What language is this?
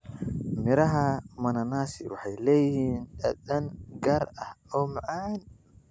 Somali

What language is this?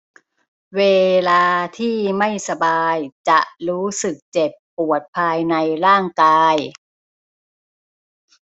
Thai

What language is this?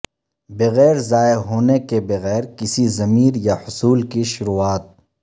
Urdu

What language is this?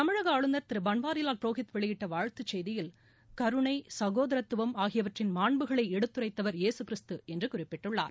Tamil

